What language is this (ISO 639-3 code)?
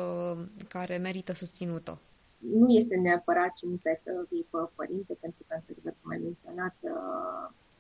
ron